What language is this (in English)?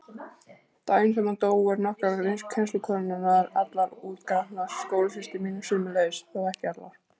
Icelandic